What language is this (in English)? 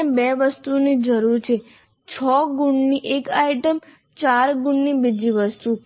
Gujarati